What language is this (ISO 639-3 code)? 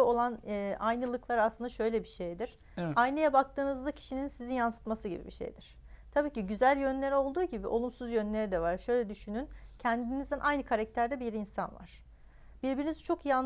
tur